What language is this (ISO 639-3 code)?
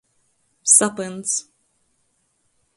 ltg